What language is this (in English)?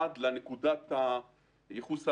Hebrew